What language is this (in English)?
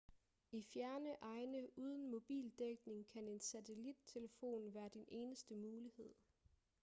Danish